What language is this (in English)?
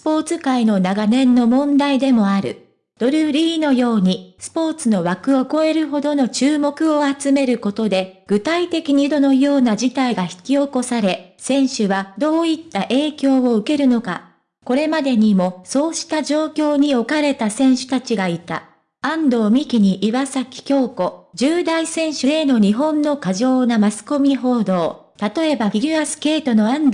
Japanese